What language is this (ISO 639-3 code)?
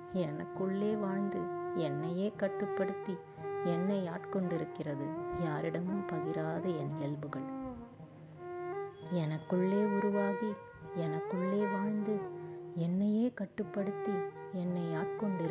tam